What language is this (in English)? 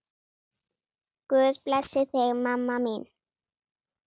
Icelandic